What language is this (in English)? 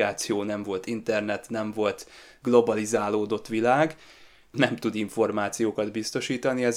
Hungarian